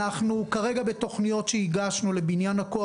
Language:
Hebrew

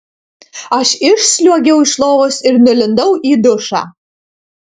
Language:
Lithuanian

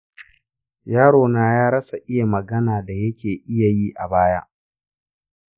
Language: Hausa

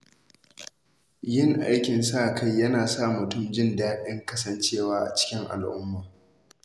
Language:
Hausa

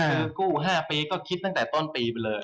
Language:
Thai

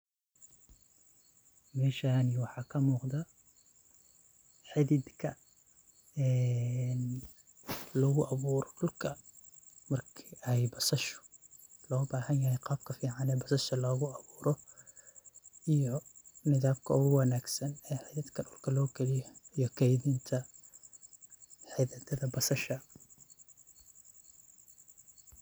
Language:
Somali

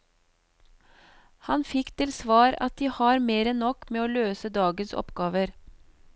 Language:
Norwegian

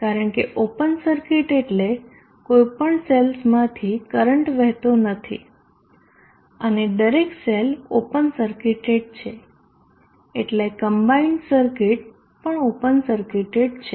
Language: Gujarati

